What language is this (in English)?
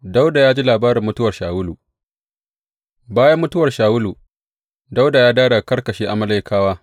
Hausa